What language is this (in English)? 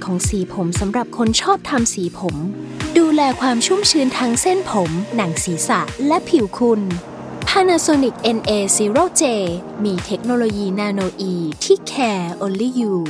Thai